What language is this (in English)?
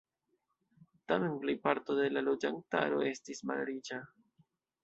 Esperanto